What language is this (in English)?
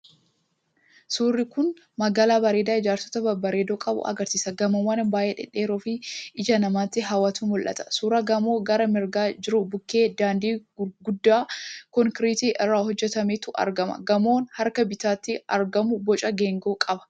Oromo